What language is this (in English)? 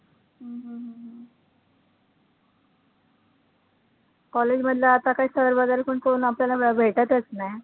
Marathi